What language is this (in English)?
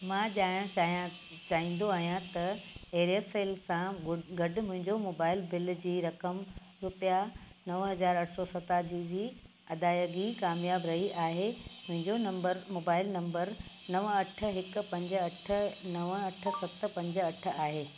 Sindhi